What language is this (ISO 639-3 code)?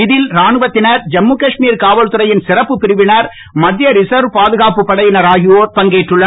tam